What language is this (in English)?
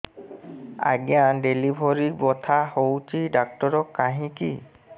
Odia